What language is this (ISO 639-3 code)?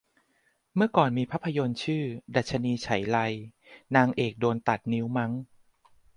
tha